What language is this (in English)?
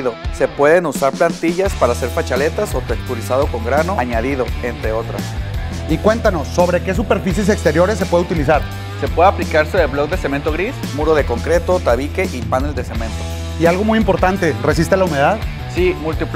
Spanish